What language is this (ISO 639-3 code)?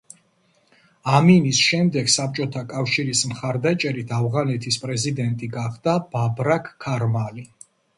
kat